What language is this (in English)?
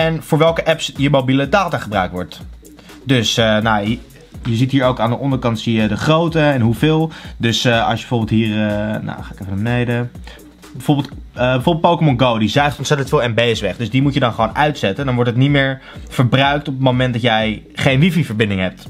Dutch